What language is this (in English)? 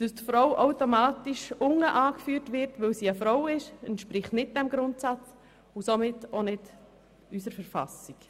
Swiss German